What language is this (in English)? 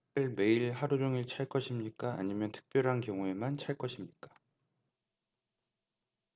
Korean